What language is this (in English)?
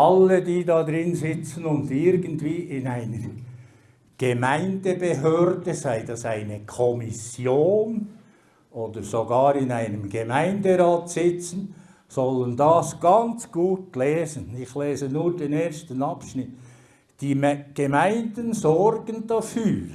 German